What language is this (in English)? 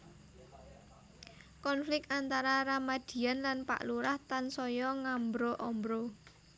Javanese